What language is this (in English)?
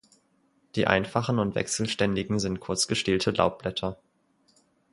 German